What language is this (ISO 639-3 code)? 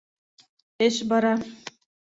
bak